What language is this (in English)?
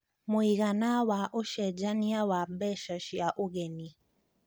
Kikuyu